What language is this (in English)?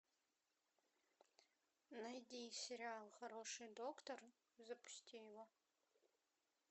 Russian